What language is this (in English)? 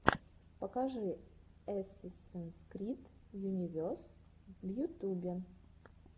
Russian